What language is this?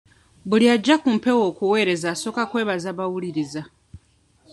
Ganda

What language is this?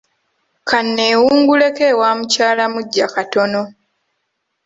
Ganda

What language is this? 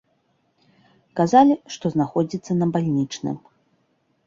Belarusian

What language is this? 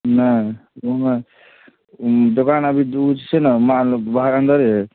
Maithili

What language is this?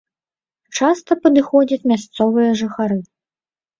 Belarusian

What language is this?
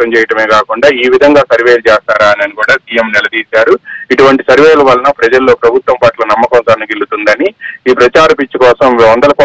Telugu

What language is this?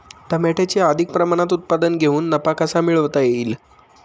Marathi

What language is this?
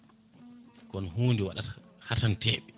Fula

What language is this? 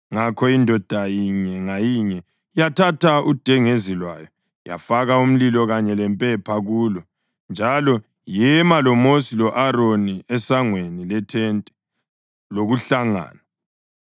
North Ndebele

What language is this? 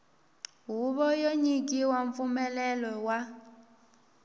Tsonga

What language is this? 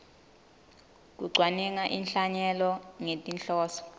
Swati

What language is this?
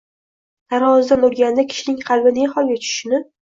Uzbek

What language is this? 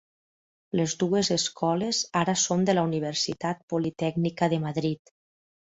Catalan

